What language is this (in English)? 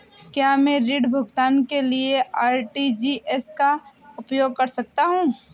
Hindi